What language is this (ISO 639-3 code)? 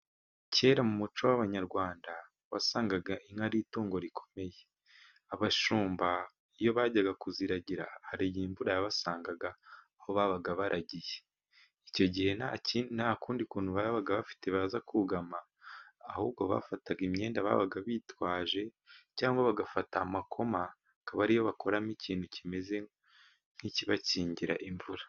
kin